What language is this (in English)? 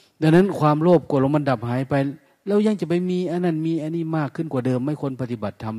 Thai